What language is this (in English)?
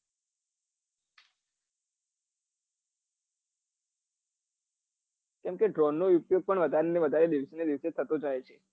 Gujarati